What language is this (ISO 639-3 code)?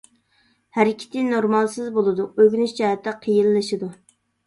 uig